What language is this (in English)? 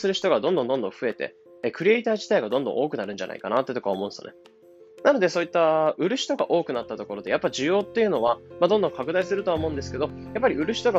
Japanese